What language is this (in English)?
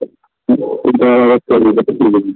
Manipuri